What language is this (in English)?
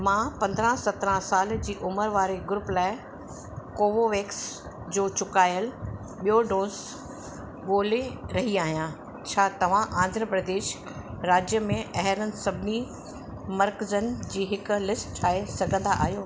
Sindhi